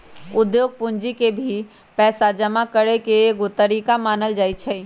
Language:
Magahi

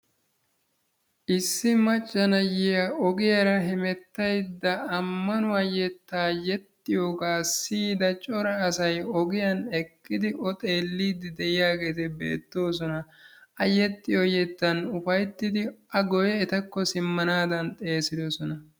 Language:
Wolaytta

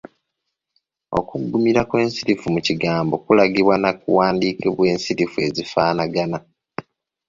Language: Ganda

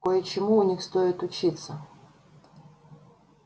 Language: Russian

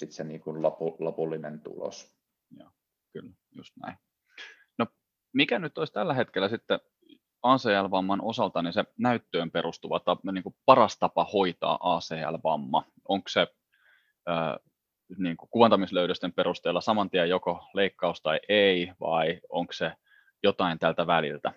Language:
Finnish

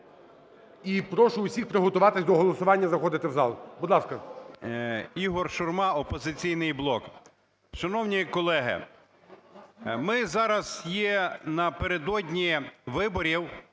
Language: Ukrainian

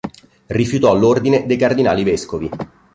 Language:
Italian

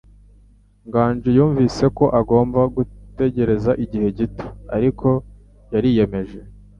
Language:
Kinyarwanda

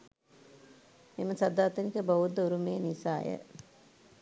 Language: Sinhala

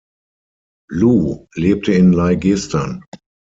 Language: German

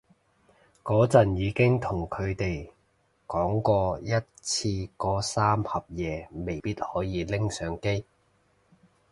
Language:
Cantonese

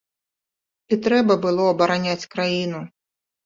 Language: Belarusian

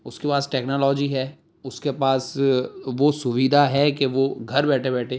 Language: Urdu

